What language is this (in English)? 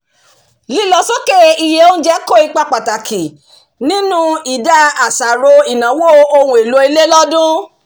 Yoruba